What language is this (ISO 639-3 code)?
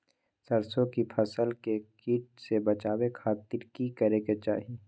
mag